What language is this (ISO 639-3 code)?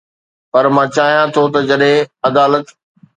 snd